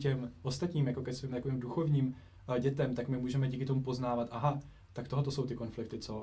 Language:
Czech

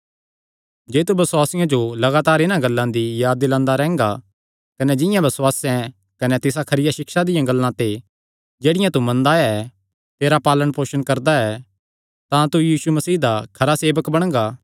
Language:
Kangri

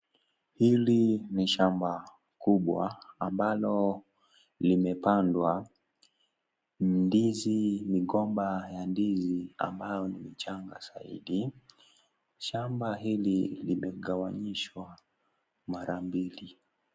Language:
Swahili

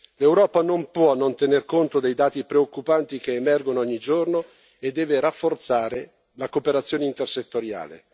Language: Italian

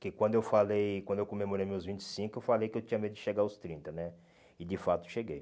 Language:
Portuguese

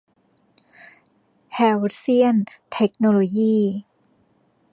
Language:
Thai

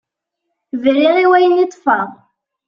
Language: Kabyle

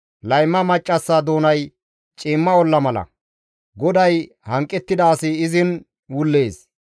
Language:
Gamo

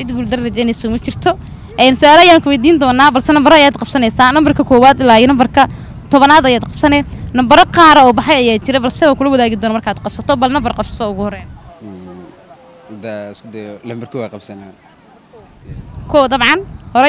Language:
Arabic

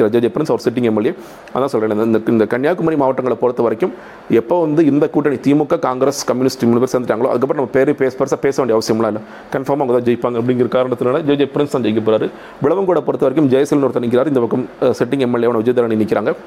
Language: Tamil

